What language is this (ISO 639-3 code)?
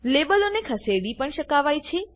guj